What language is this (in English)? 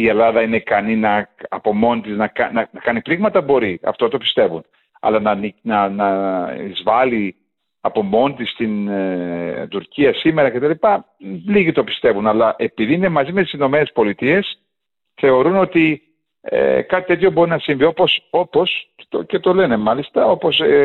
Greek